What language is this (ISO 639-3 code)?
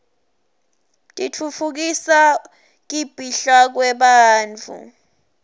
ssw